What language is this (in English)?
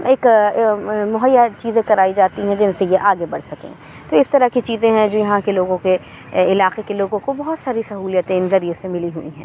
Urdu